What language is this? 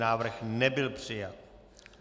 Czech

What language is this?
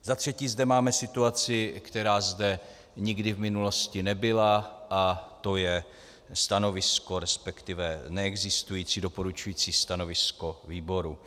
Czech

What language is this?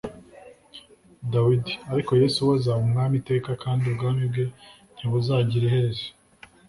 Kinyarwanda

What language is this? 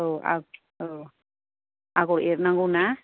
Bodo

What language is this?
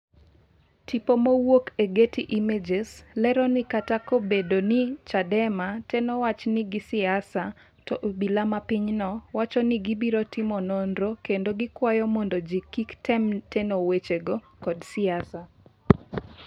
Luo (Kenya and Tanzania)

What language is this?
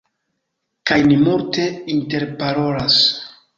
Esperanto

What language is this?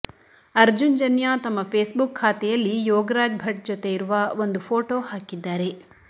Kannada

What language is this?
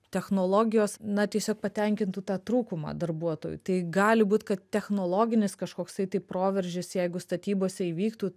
Lithuanian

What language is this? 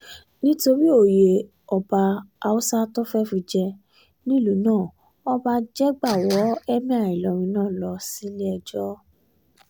Yoruba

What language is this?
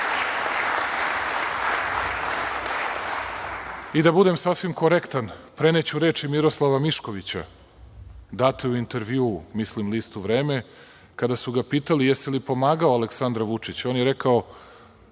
Serbian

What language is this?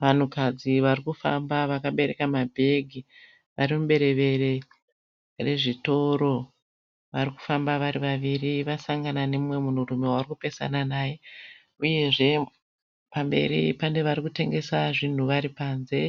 Shona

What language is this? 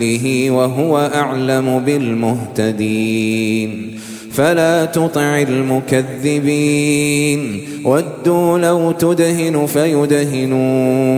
Arabic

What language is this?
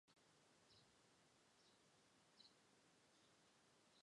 Chinese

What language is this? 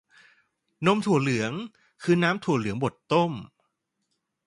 Thai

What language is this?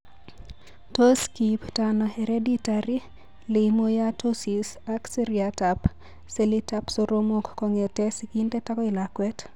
Kalenjin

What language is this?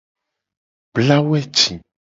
Gen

